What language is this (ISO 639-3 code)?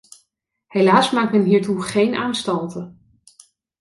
nld